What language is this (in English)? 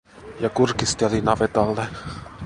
Finnish